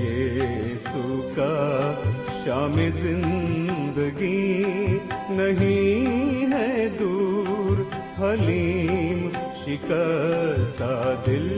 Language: Urdu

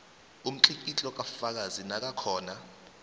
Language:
South Ndebele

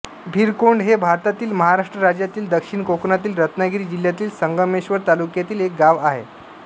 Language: Marathi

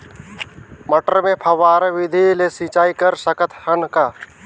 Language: Chhattisgarhi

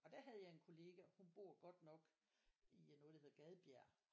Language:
Danish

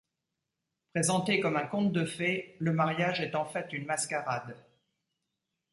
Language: French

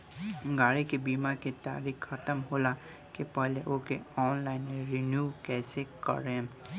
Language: Bhojpuri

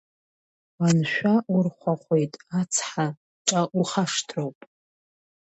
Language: Abkhazian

